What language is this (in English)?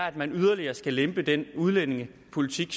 Danish